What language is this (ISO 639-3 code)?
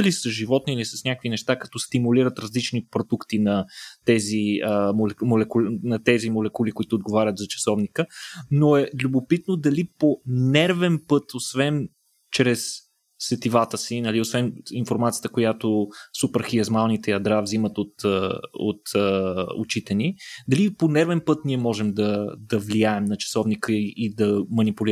bul